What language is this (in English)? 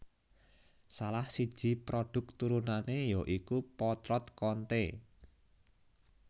Javanese